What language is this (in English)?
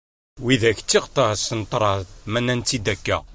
Kabyle